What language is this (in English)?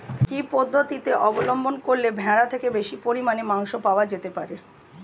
Bangla